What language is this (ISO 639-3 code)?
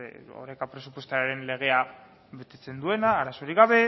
eus